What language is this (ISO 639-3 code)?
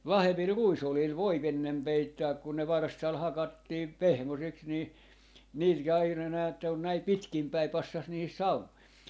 fin